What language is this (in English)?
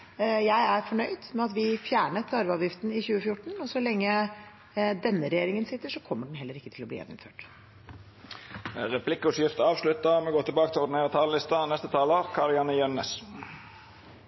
Norwegian